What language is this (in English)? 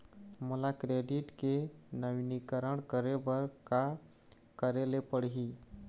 Chhattisgarhi